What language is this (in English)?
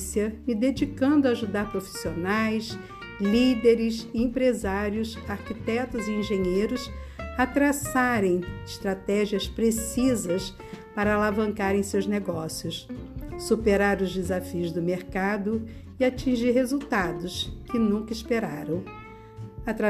Portuguese